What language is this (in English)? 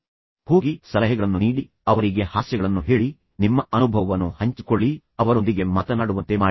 Kannada